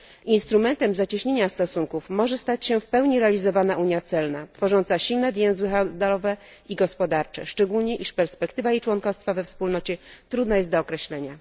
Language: Polish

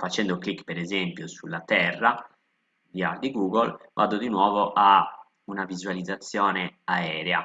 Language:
Italian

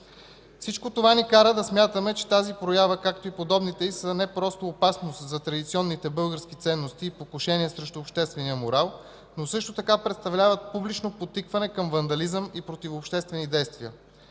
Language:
Bulgarian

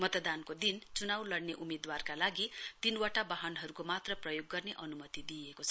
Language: Nepali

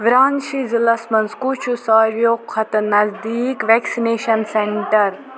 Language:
Kashmiri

